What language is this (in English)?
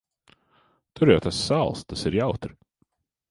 Latvian